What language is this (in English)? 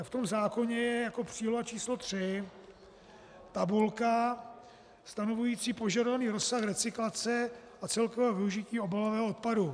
Czech